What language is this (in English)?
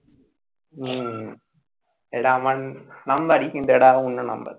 Bangla